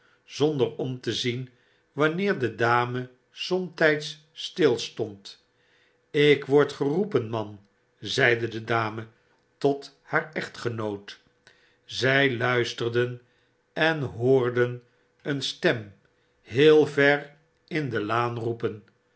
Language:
Dutch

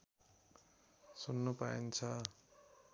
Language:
Nepali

